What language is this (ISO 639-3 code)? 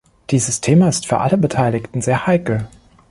deu